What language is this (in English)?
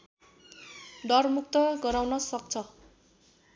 Nepali